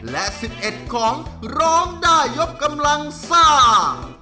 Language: Thai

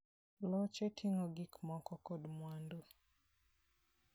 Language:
Luo (Kenya and Tanzania)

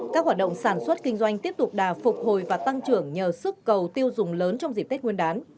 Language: Vietnamese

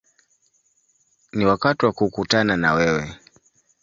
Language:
Swahili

